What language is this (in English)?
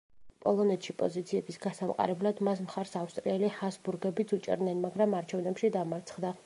Georgian